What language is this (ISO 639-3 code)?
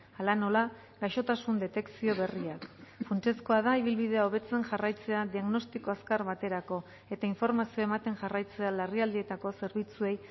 eus